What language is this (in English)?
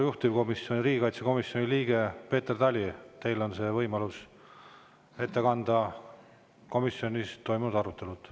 Estonian